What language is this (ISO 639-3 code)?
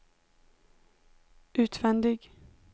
swe